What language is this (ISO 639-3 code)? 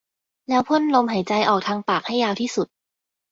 tha